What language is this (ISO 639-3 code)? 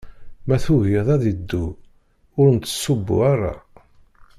kab